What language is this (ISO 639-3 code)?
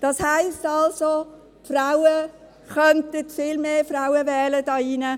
gsw